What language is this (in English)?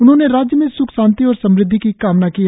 Hindi